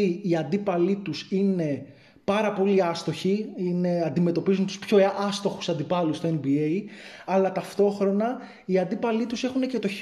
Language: Greek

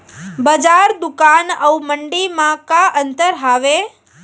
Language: Chhattisgarhi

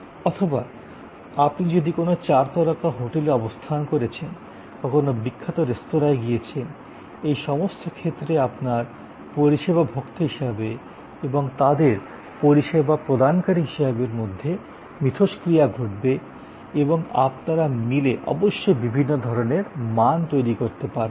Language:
Bangla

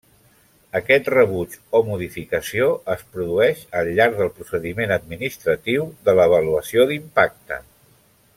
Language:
Catalan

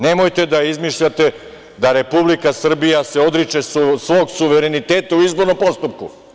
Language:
Serbian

